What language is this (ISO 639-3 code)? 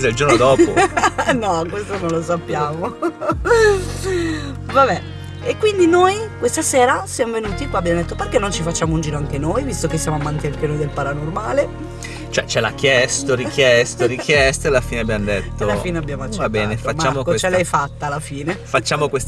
ita